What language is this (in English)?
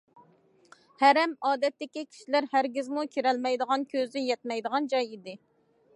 Uyghur